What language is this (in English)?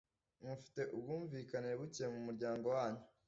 Kinyarwanda